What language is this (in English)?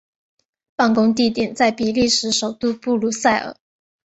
Chinese